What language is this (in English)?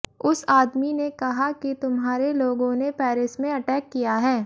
Hindi